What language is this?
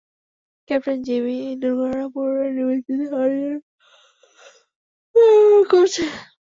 Bangla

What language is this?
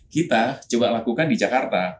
Indonesian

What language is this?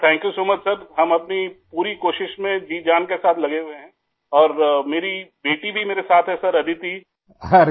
Hindi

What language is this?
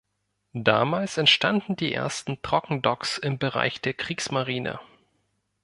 German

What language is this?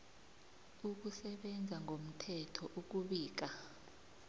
South Ndebele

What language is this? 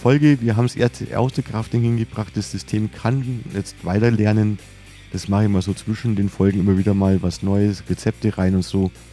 German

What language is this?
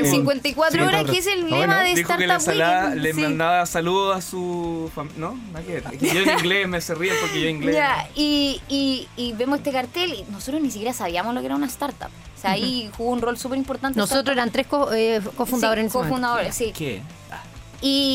Spanish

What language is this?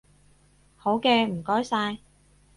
Cantonese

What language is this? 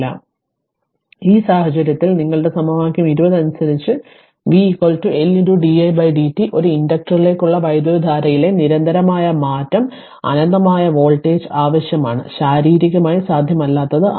Malayalam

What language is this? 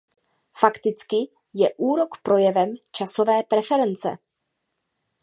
Czech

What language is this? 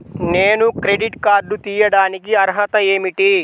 Telugu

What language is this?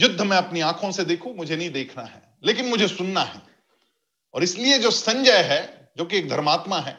Hindi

